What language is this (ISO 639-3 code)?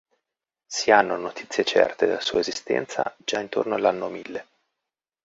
ita